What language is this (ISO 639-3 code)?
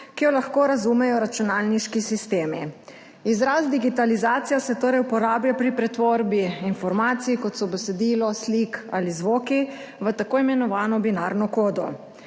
slv